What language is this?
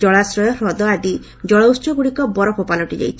Odia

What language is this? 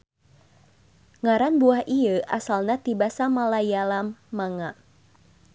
Sundanese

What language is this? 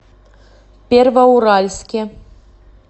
Russian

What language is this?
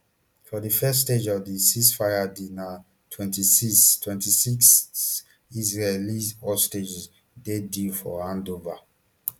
Nigerian Pidgin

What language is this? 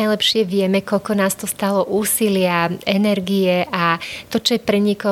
Slovak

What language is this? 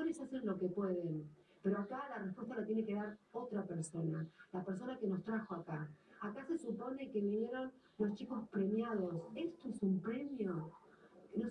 Spanish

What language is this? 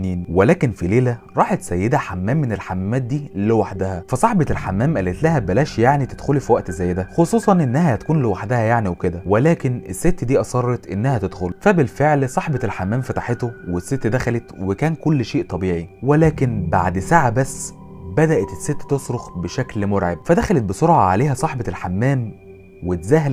Arabic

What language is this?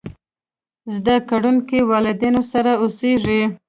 Pashto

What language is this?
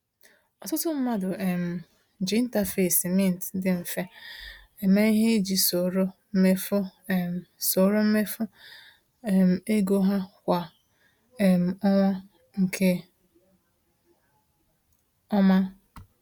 Igbo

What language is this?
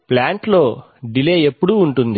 Telugu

